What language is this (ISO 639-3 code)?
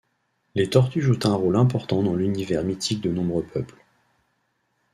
fra